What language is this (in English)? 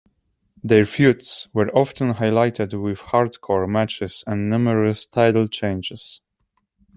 English